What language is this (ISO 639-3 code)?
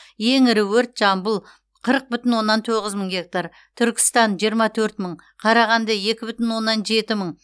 kaz